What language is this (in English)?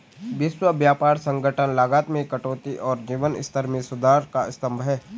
Hindi